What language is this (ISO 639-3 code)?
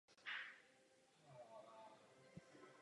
ces